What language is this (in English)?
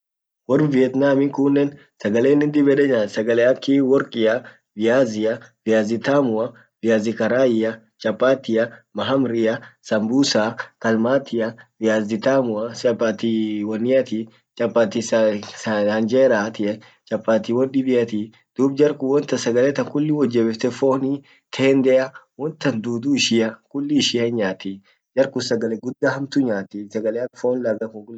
Orma